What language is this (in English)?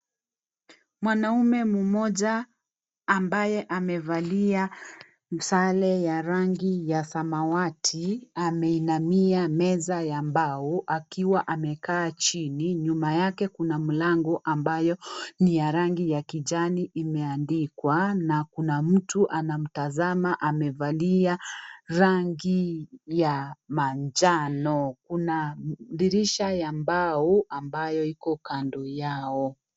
Swahili